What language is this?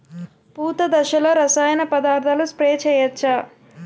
Telugu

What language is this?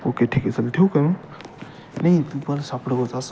Marathi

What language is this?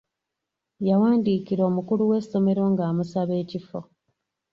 Ganda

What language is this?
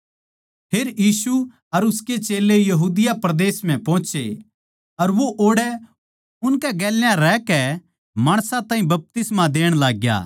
Haryanvi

